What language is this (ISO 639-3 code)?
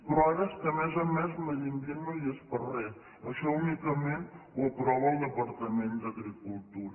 cat